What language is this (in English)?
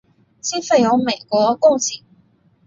Chinese